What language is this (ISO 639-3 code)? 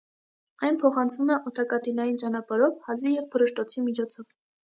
hye